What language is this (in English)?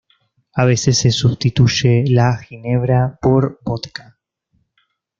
Spanish